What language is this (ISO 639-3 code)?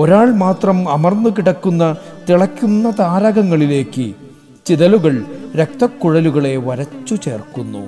mal